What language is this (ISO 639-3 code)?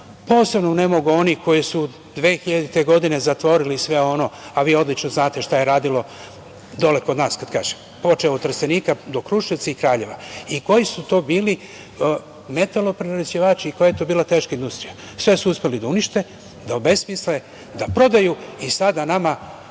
srp